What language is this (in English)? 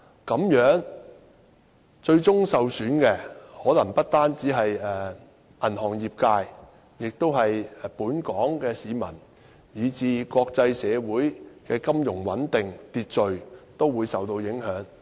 Cantonese